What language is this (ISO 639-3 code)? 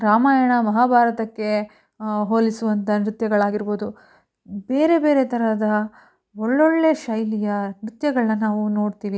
kan